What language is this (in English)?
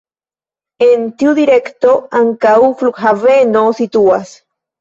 Esperanto